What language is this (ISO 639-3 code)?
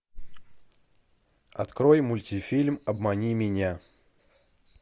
rus